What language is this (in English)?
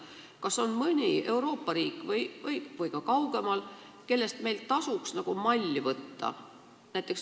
Estonian